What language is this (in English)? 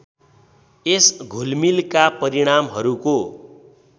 Nepali